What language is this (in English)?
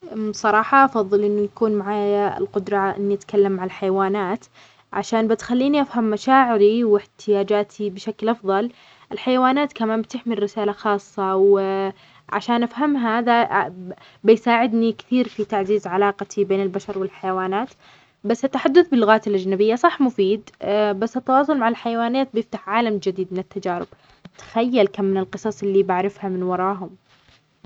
Omani Arabic